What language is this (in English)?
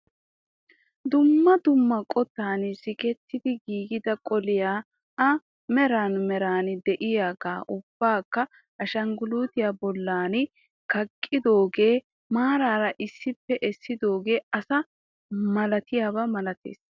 Wolaytta